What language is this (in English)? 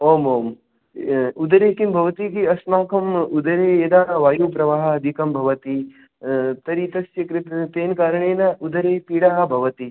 Sanskrit